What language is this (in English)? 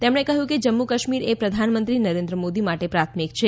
Gujarati